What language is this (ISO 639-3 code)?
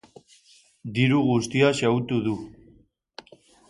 eus